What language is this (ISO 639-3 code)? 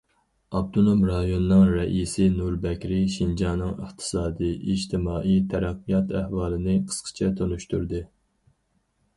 uig